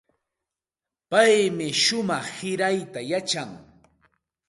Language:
Santa Ana de Tusi Pasco Quechua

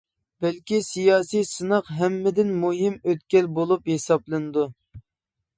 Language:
Uyghur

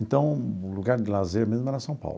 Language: Portuguese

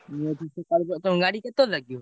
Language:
Odia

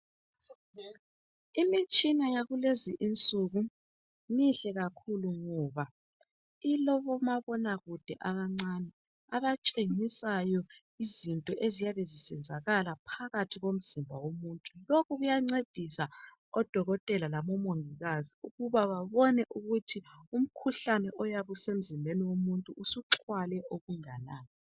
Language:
North Ndebele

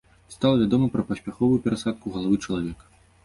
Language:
Belarusian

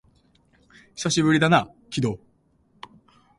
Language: Japanese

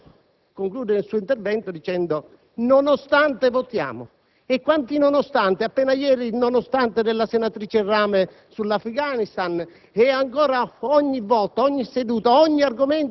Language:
Italian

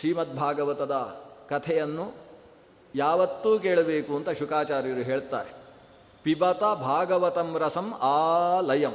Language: Kannada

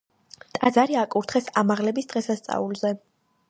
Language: Georgian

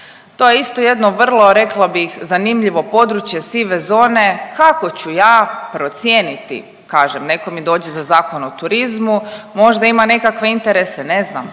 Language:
Croatian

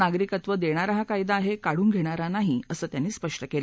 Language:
Marathi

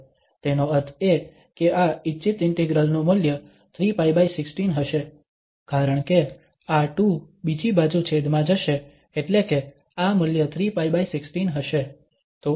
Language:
Gujarati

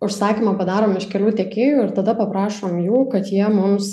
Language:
Lithuanian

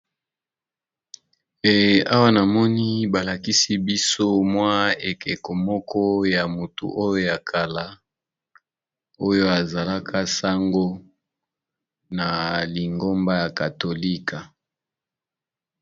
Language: Lingala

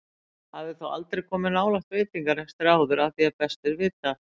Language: Icelandic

